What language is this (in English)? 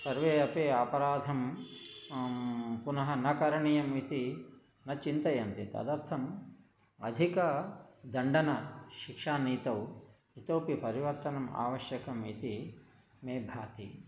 Sanskrit